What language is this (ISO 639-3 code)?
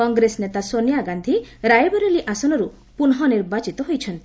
ori